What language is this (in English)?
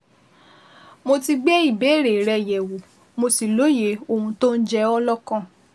Yoruba